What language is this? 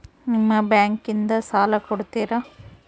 Kannada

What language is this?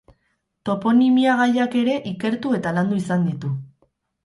Basque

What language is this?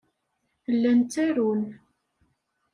Kabyle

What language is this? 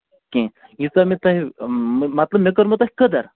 Kashmiri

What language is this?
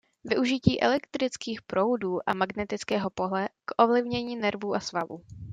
Czech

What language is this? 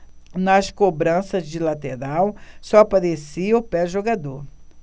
Portuguese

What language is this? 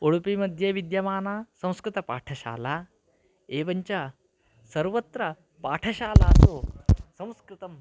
Sanskrit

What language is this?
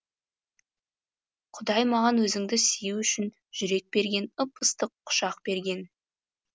Kazakh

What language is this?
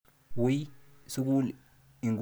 Kalenjin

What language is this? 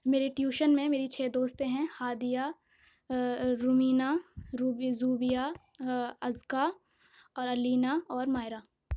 Urdu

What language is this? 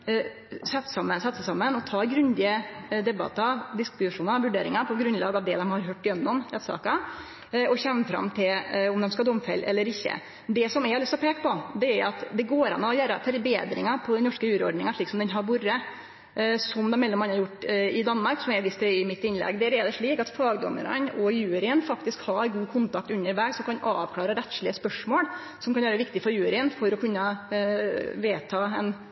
Norwegian Nynorsk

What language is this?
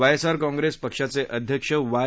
Marathi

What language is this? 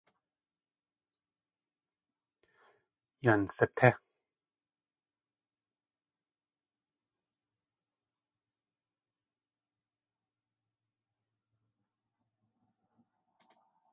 Tlingit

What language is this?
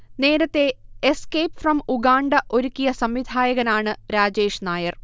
Malayalam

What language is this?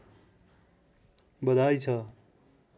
Nepali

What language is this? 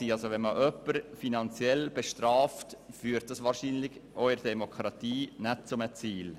Swiss German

